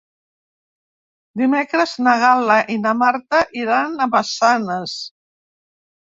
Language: Catalan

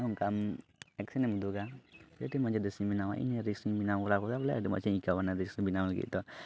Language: Santali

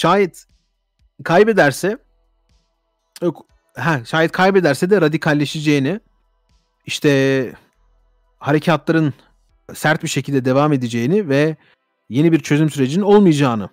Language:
Turkish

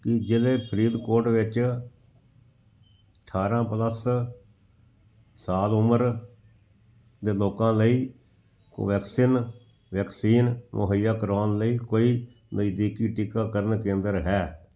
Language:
Punjabi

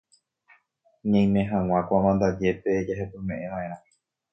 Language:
Guarani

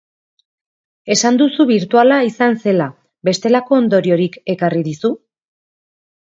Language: Basque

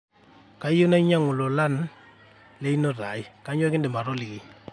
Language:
Masai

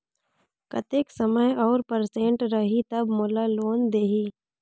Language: Chhattisgarhi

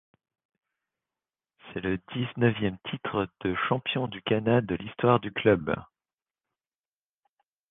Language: French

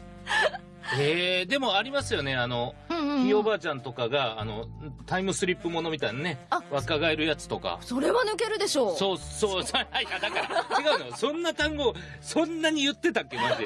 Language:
Japanese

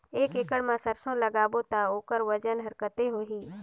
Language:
Chhattisgarhi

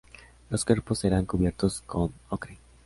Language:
Spanish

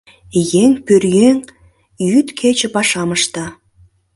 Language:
Mari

